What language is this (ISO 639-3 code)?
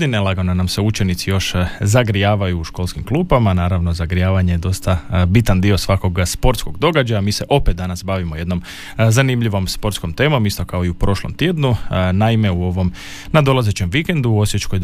hrv